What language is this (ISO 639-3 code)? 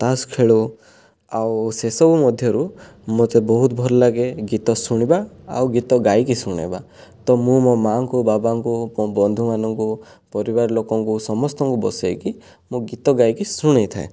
ori